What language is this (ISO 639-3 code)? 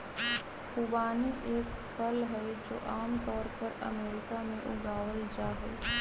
mag